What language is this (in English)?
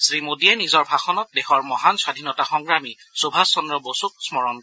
Assamese